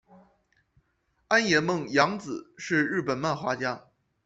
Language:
Chinese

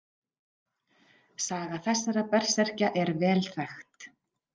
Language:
Icelandic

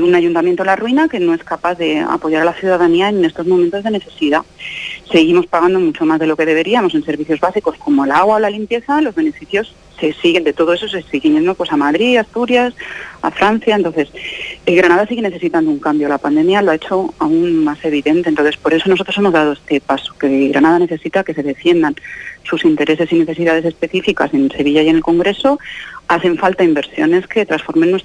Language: Spanish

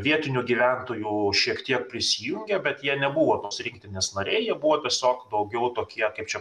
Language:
Lithuanian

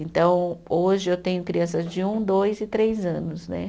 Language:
Portuguese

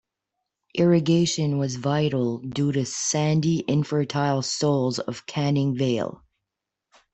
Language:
English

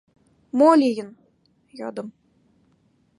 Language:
Mari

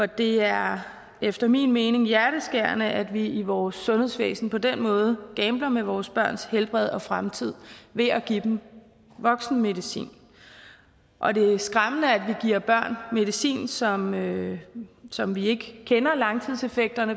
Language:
Danish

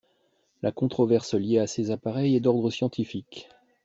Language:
French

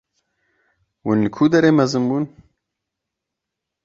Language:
Kurdish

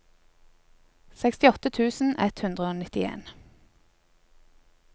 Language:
Norwegian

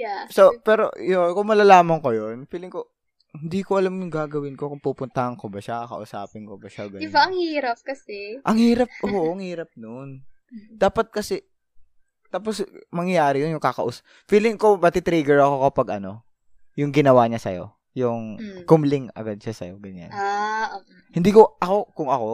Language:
Filipino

